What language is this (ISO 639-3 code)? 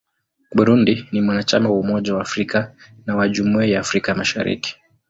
swa